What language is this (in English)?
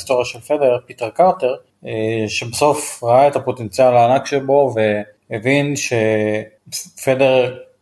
Hebrew